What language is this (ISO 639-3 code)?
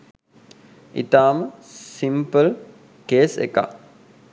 sin